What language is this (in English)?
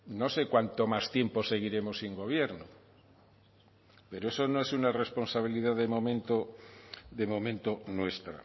Spanish